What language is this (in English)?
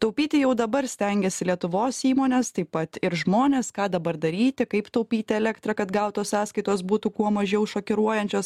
Lithuanian